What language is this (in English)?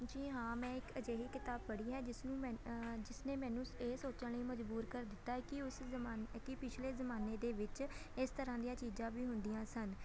Punjabi